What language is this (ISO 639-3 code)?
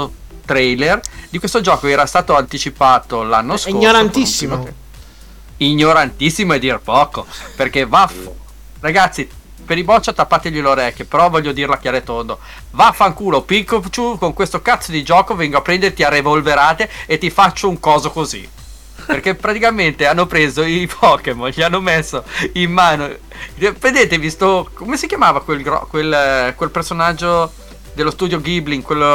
ita